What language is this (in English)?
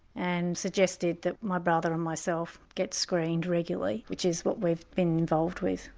English